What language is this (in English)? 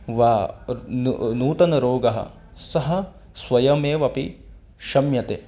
Sanskrit